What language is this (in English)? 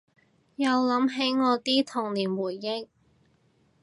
Cantonese